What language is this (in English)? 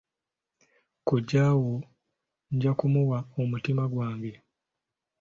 Ganda